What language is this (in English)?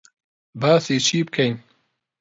Central Kurdish